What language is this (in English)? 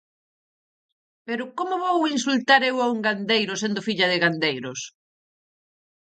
Galician